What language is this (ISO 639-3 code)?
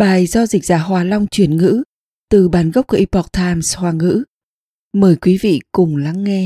vie